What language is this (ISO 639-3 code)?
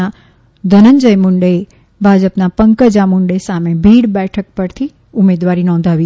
guj